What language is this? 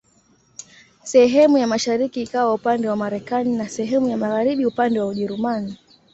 Swahili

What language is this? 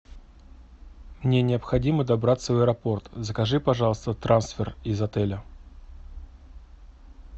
Russian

